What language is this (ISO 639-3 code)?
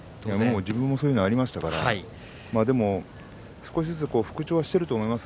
jpn